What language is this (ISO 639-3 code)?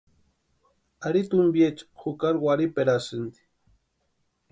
pua